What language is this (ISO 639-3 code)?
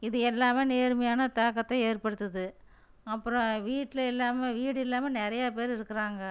tam